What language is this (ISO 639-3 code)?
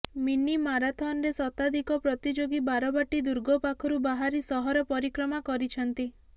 ori